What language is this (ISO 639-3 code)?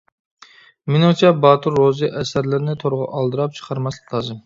uig